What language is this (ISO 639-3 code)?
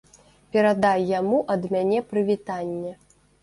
bel